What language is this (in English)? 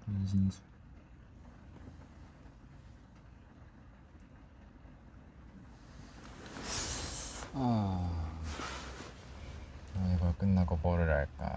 Korean